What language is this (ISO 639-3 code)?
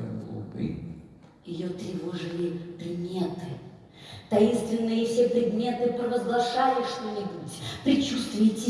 rus